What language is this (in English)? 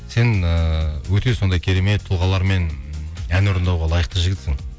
Kazakh